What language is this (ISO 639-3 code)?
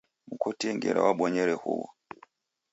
dav